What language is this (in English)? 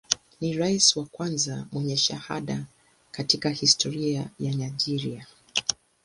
Swahili